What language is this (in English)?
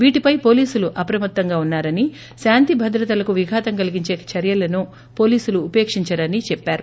Telugu